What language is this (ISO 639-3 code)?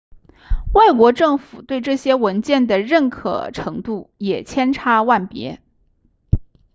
zho